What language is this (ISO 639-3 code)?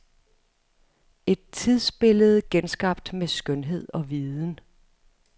dan